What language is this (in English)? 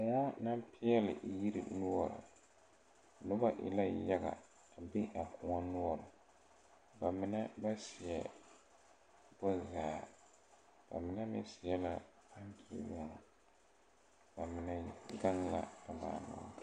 Southern Dagaare